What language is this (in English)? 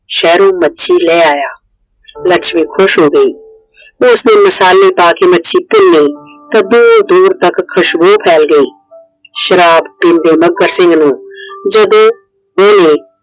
Punjabi